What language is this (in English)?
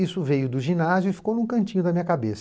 Portuguese